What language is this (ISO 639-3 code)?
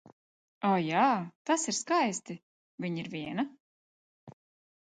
lav